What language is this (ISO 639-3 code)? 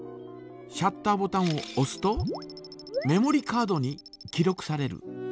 jpn